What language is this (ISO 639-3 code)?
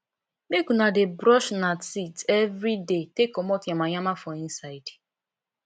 pcm